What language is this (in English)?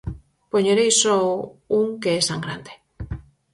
Galician